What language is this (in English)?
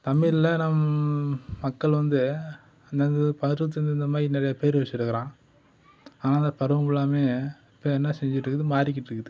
Tamil